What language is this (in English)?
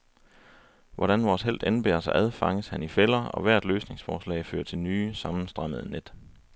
Danish